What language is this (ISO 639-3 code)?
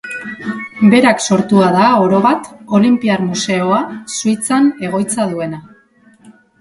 eus